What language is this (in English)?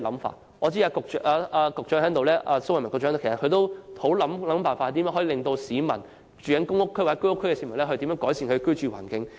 Cantonese